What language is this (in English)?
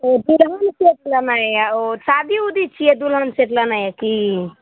Maithili